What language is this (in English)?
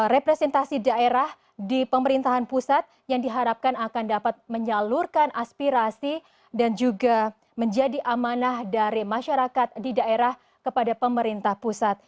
Indonesian